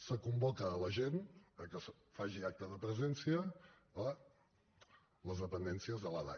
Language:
Catalan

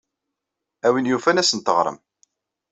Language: Kabyle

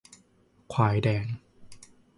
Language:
Thai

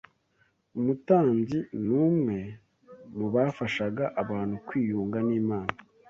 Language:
Kinyarwanda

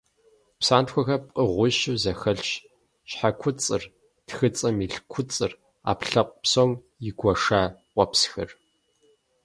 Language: Kabardian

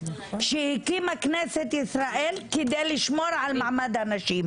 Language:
Hebrew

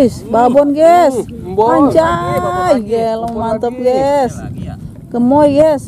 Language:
Indonesian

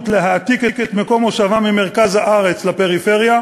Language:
Hebrew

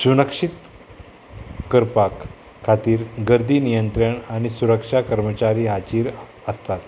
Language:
Konkani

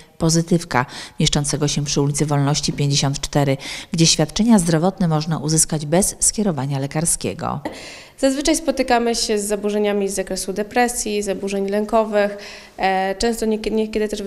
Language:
Polish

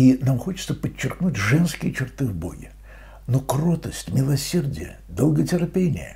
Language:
Russian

